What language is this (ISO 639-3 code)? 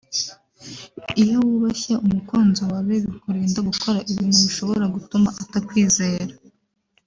kin